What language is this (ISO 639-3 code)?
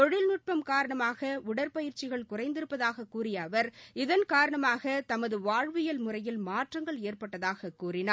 tam